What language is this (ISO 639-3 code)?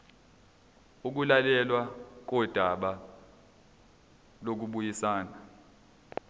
zul